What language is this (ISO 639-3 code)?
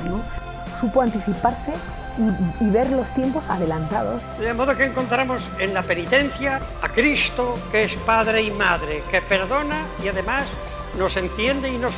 spa